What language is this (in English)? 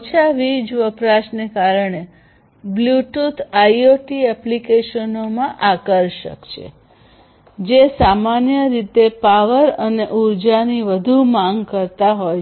Gujarati